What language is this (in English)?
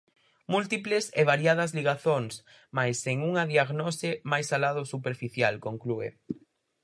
Galician